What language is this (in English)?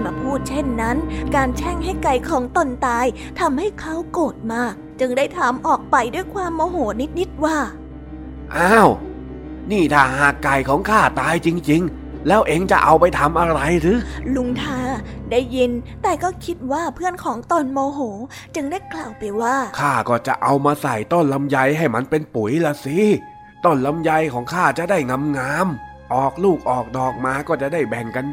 Thai